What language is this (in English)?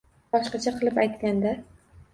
Uzbek